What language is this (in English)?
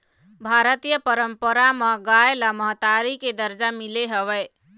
Chhattisgarhi